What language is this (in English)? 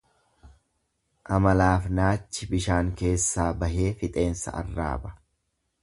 Oromo